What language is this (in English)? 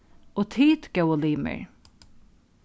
Faroese